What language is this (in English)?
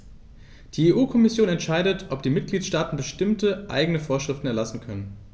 German